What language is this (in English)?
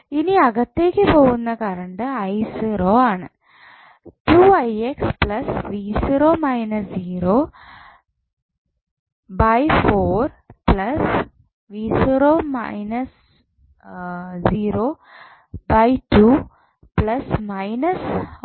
Malayalam